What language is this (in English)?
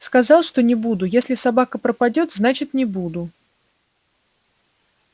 Russian